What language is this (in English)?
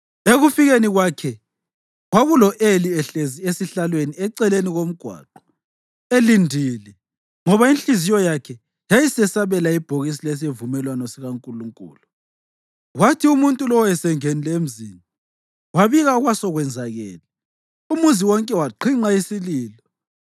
North Ndebele